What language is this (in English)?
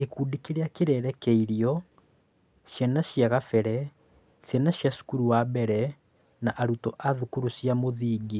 Kikuyu